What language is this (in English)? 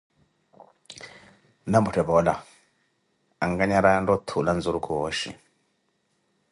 Koti